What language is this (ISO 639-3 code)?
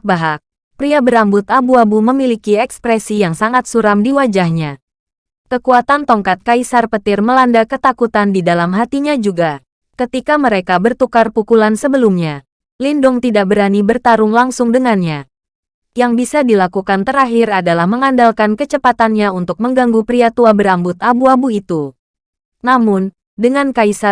ind